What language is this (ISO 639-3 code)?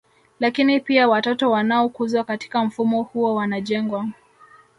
swa